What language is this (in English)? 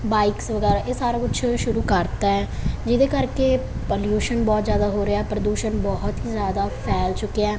Punjabi